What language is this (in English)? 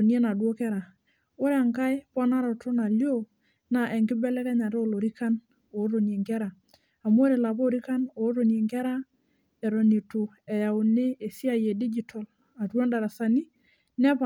Masai